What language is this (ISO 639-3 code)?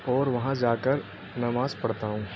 urd